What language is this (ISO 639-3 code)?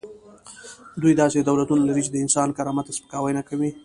pus